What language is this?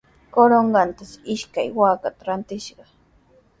Sihuas Ancash Quechua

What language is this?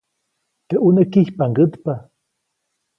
Copainalá Zoque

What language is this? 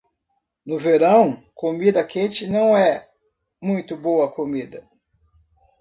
Portuguese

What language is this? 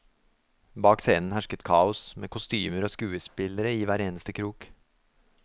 Norwegian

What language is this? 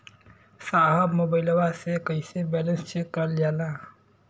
Bhojpuri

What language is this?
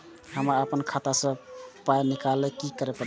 Maithili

